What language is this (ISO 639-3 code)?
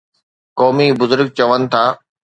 snd